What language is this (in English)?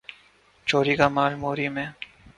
Urdu